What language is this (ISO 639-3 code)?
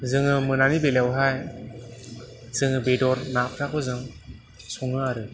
brx